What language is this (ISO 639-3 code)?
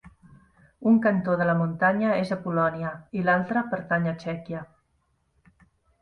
cat